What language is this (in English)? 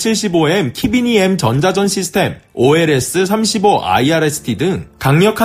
Korean